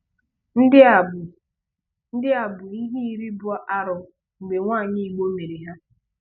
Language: Igbo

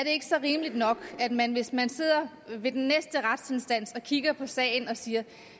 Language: Danish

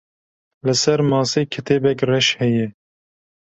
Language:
Kurdish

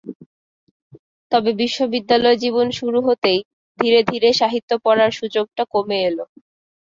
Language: Bangla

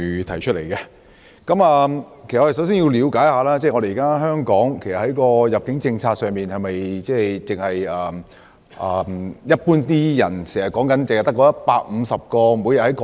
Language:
Cantonese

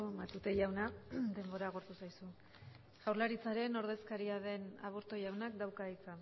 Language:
Basque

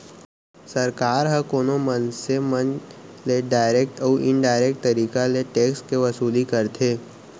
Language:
Chhattisgarhi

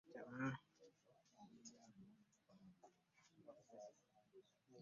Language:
Ganda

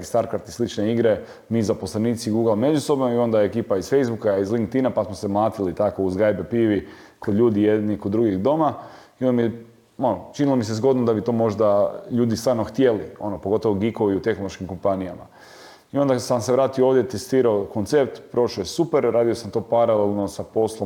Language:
Croatian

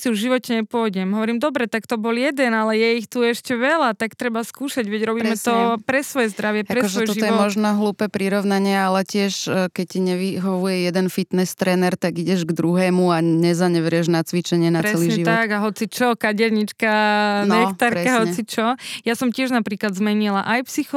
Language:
Slovak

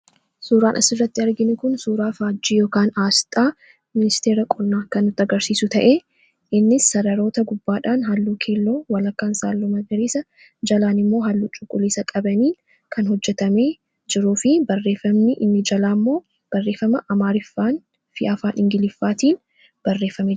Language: Oromo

